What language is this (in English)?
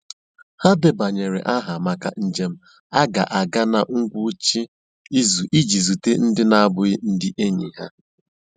Igbo